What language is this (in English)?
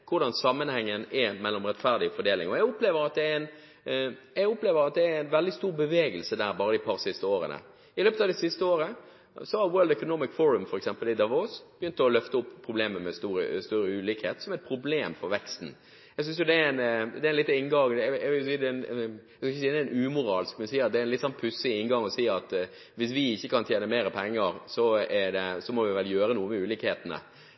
Norwegian Bokmål